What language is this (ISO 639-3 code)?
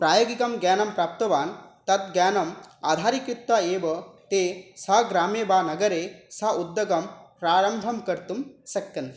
san